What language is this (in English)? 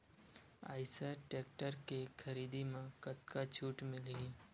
Chhattisgarhi